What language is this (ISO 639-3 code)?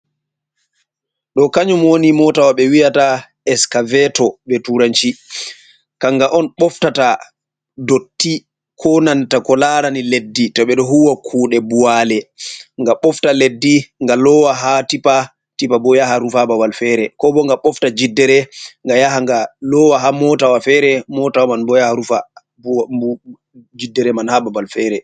ful